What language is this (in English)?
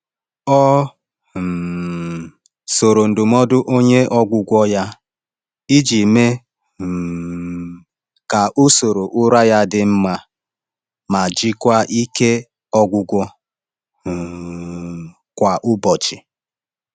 Igbo